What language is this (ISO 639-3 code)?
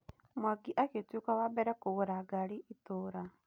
kik